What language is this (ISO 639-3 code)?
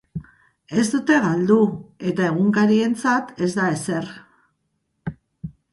eus